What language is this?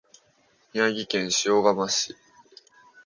Japanese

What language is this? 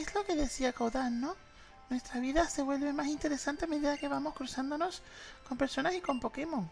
Spanish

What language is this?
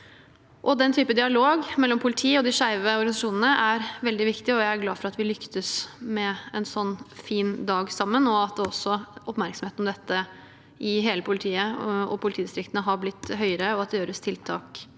Norwegian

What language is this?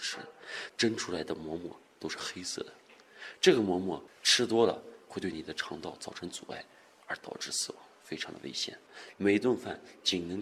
Chinese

